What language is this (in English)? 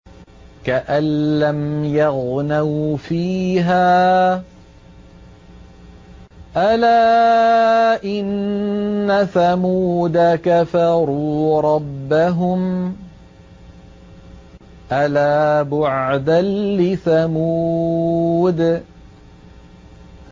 Arabic